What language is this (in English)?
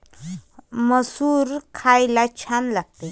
Marathi